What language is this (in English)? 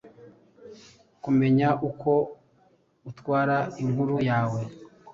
Kinyarwanda